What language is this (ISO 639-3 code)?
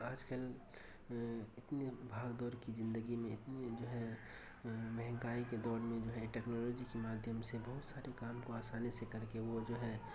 urd